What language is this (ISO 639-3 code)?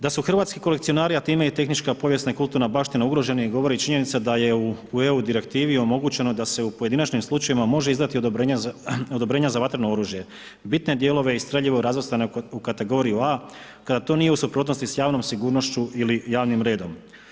hrv